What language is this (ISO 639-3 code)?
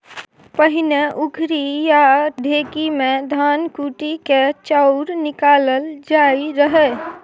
mai